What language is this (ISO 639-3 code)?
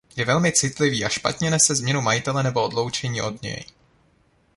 ces